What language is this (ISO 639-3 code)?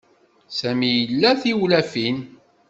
kab